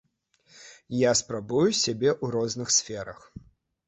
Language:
Belarusian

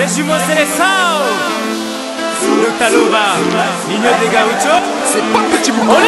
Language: Thai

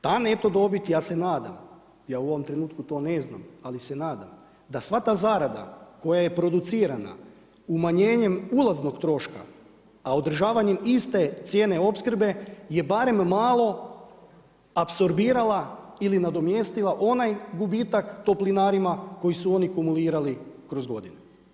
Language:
Croatian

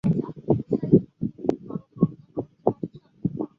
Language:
Chinese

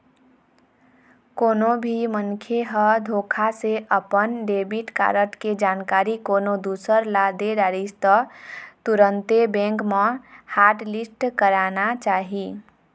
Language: Chhattisgarhi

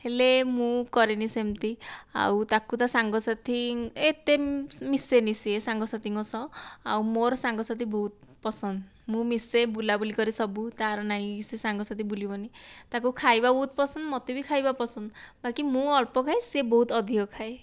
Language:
Odia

